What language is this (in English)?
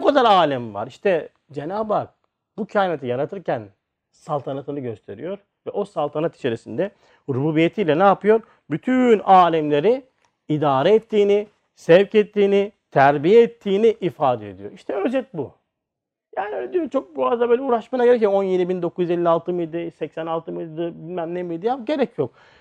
Turkish